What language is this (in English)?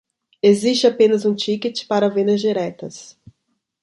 Portuguese